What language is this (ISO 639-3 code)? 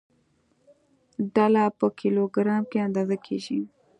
pus